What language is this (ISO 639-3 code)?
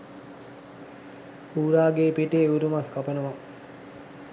sin